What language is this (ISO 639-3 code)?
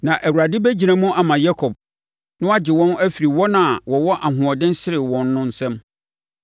aka